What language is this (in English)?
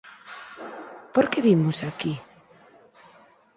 Galician